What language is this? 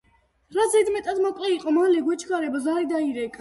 Georgian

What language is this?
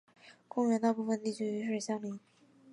Chinese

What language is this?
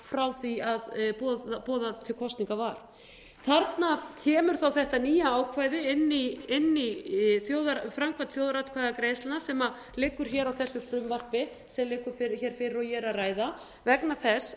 Icelandic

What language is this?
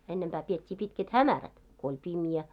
Finnish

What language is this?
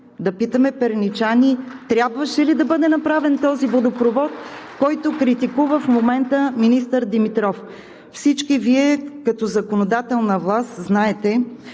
Bulgarian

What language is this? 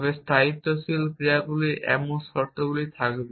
Bangla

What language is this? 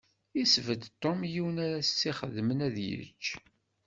Kabyle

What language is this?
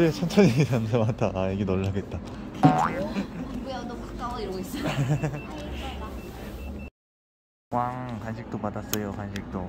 Korean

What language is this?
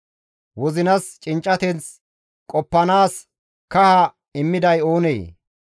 Gamo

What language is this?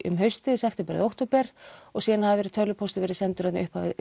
Icelandic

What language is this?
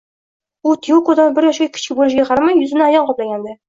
Uzbek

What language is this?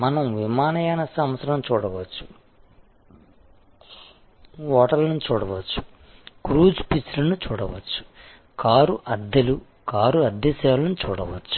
Telugu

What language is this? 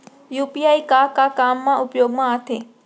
Chhattisgarhi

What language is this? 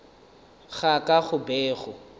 Northern Sotho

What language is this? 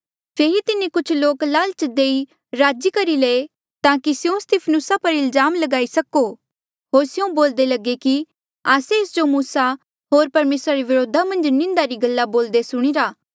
Mandeali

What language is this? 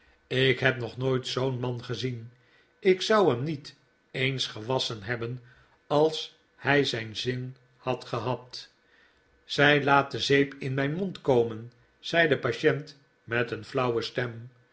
Dutch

